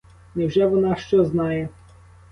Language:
Ukrainian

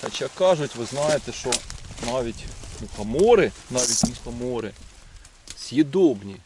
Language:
Ukrainian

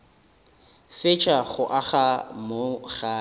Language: Northern Sotho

